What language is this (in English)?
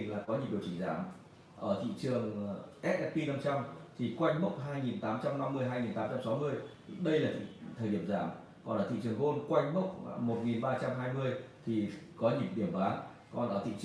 Vietnamese